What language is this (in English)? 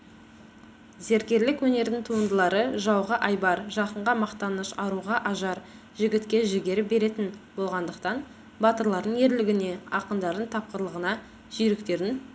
Kazakh